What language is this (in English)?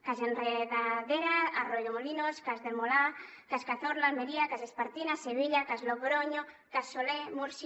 Catalan